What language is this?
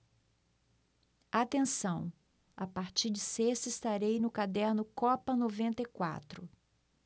Portuguese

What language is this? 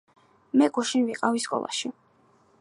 Georgian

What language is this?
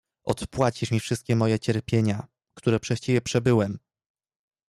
Polish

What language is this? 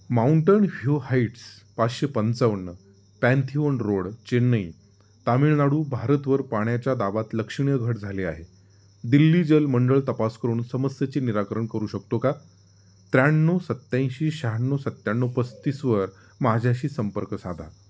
Marathi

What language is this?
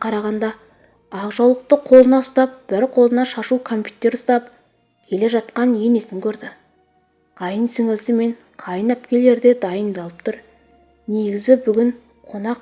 Turkish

